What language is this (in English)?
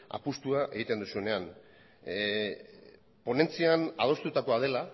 Basque